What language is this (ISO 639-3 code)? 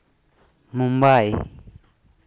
sat